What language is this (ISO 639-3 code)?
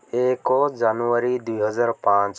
ori